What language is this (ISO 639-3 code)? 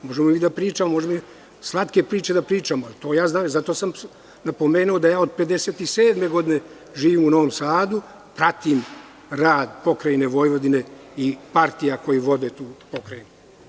srp